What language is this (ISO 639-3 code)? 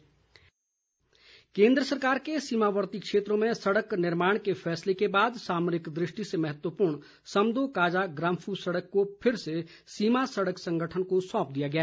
hin